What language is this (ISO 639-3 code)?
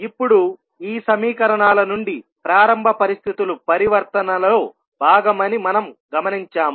tel